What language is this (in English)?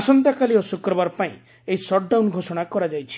Odia